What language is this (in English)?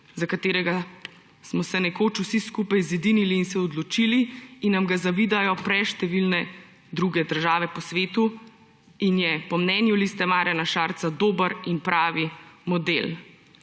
Slovenian